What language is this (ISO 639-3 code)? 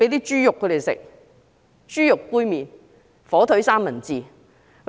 yue